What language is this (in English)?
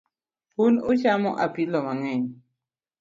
Luo (Kenya and Tanzania)